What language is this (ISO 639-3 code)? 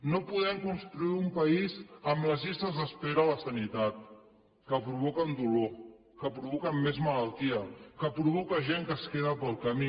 cat